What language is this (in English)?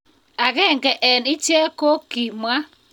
Kalenjin